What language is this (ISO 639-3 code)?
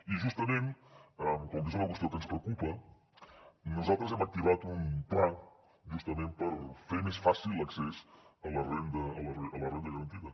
cat